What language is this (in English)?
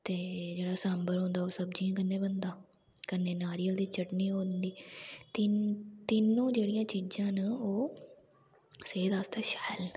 Dogri